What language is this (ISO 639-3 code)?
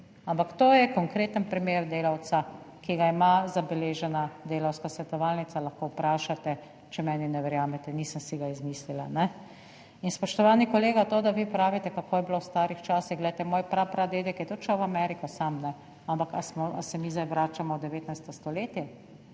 slv